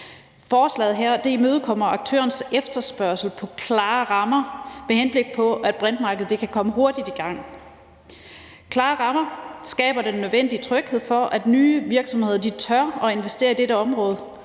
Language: Danish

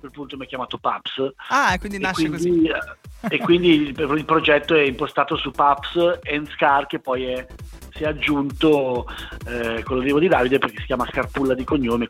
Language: Italian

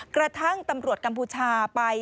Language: Thai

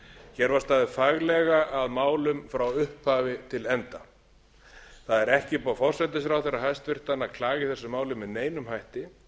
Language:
Icelandic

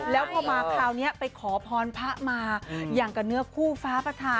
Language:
Thai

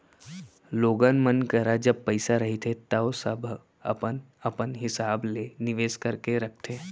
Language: Chhattisgarhi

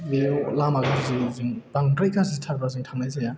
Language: Bodo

